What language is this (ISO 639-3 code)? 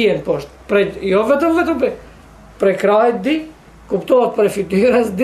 ron